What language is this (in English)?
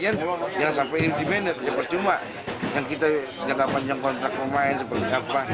Indonesian